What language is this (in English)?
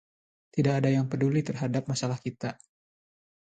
Indonesian